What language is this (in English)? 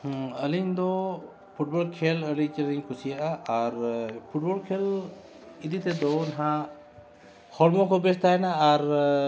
Santali